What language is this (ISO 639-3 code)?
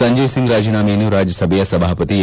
kan